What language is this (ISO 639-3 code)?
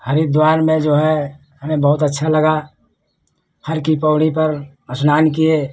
hin